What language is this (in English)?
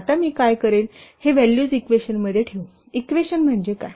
Marathi